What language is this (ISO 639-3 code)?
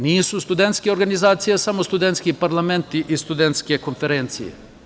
srp